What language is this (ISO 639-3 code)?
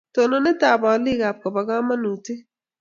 kln